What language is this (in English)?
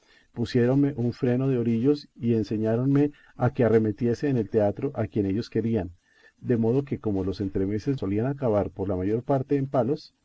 Spanish